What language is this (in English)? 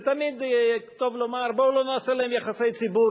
Hebrew